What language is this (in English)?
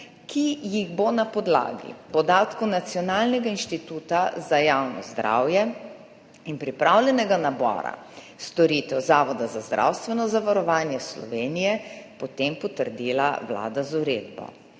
Slovenian